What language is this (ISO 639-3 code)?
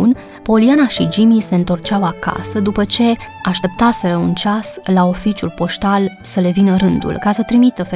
ron